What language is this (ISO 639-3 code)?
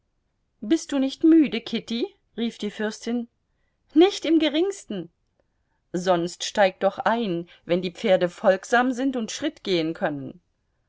deu